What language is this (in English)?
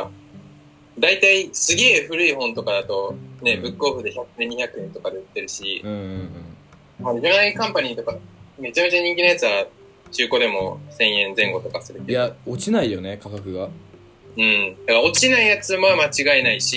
Japanese